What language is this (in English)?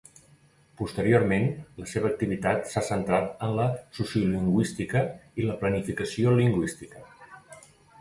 Catalan